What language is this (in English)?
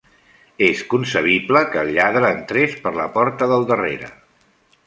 Catalan